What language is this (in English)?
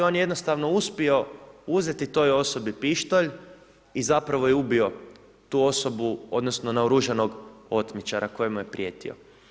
Croatian